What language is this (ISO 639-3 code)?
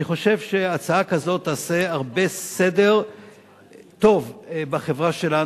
heb